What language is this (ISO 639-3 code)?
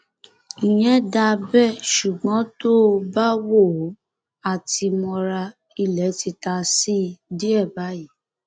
yor